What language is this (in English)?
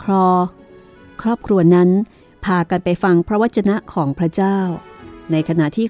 Thai